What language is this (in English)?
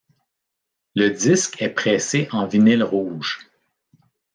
French